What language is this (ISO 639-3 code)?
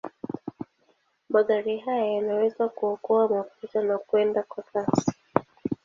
swa